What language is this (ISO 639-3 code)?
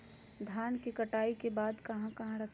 mag